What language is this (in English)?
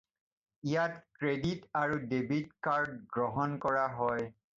Assamese